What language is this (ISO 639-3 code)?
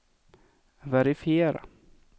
swe